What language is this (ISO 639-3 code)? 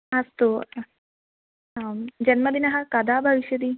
san